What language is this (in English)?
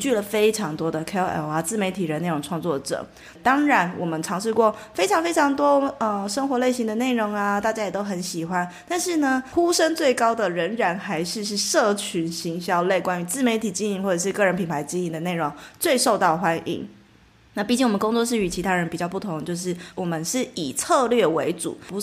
Chinese